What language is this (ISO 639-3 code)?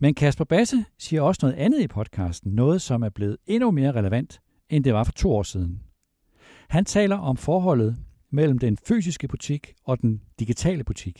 dan